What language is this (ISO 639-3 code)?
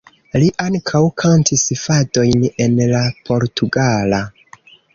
epo